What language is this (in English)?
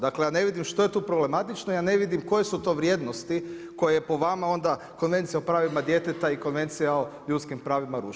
Croatian